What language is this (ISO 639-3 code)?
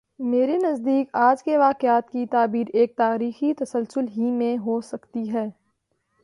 urd